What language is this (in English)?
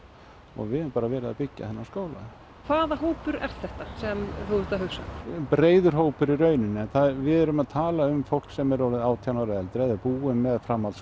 Icelandic